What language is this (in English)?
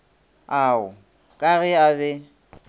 Northern Sotho